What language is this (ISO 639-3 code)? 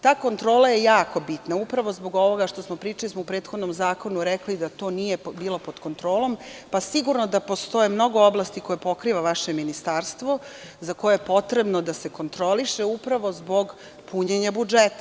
srp